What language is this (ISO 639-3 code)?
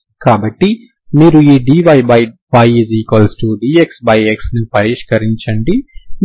tel